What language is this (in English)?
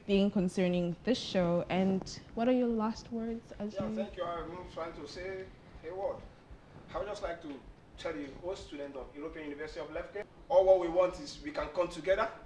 English